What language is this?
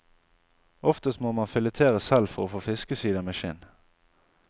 Norwegian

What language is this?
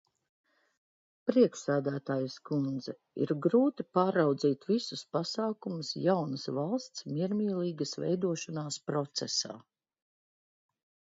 Latvian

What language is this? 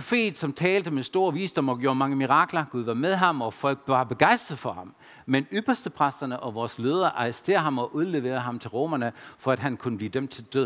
Danish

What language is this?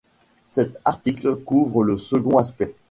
French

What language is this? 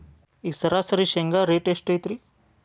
Kannada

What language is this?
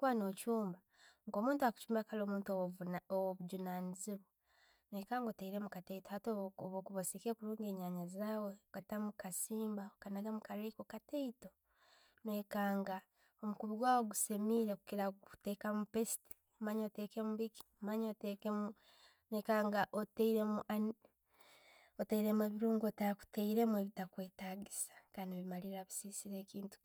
Tooro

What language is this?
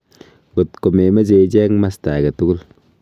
Kalenjin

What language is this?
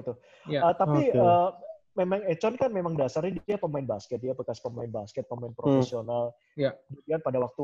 Indonesian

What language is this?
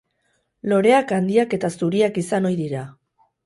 Basque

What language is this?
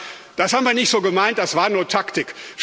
German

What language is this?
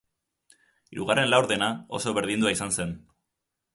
Basque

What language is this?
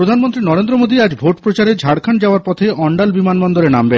Bangla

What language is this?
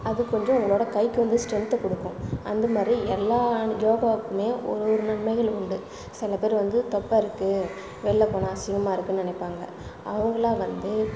Tamil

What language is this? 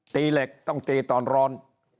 Thai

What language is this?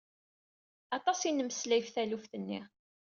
Kabyle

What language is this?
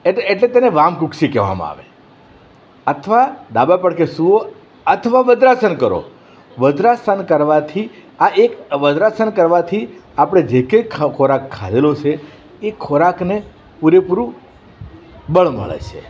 Gujarati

